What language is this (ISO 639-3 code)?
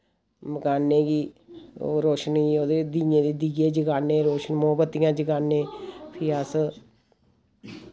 doi